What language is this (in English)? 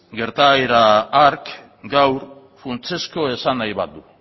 Basque